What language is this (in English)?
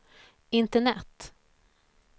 Swedish